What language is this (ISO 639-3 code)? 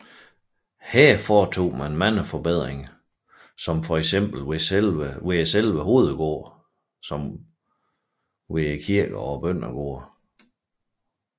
dan